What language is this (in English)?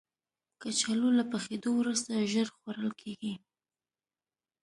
Pashto